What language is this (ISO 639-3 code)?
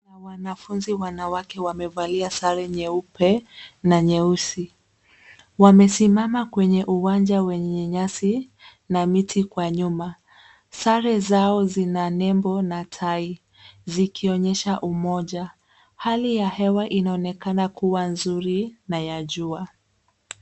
swa